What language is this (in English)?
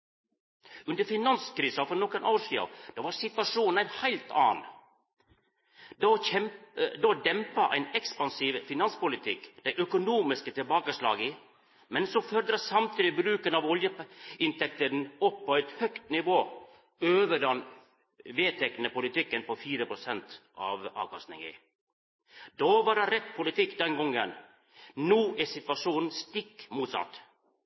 Norwegian Nynorsk